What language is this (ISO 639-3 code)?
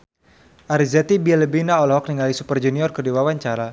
sun